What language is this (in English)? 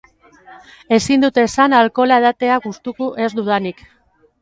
Basque